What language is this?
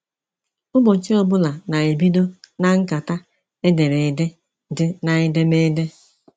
Igbo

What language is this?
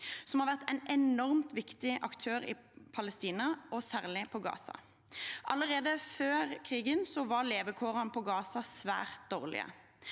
Norwegian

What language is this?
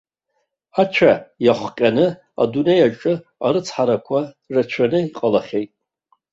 Abkhazian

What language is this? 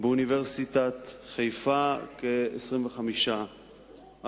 Hebrew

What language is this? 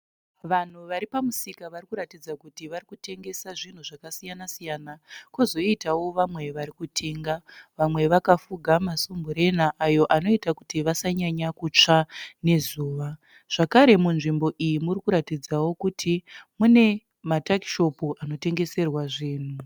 Shona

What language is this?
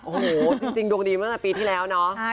Thai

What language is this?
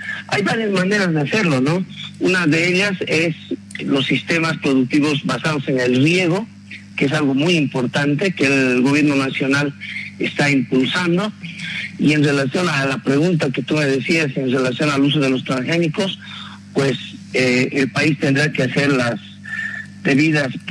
Spanish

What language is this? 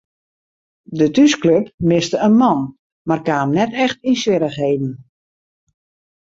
Western Frisian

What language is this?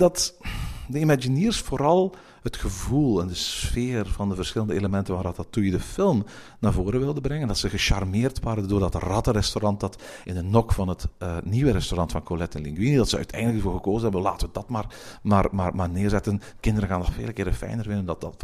Dutch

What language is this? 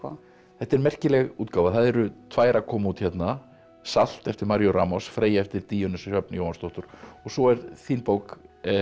Icelandic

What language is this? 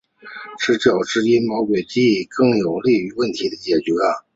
Chinese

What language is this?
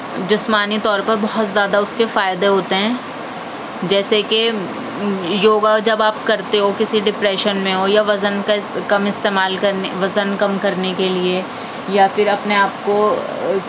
Urdu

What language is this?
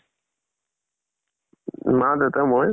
Assamese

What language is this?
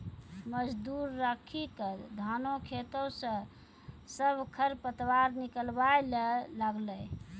Maithili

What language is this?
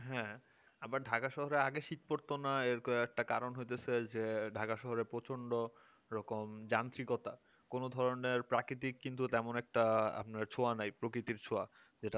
Bangla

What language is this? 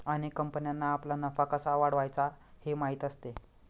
Marathi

